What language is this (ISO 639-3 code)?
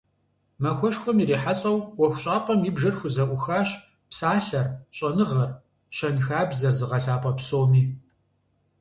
kbd